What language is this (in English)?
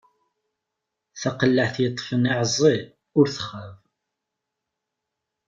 Kabyle